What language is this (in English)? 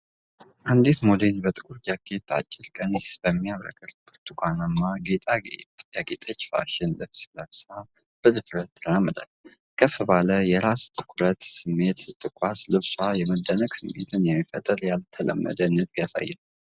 Amharic